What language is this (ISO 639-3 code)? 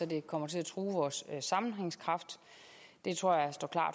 dan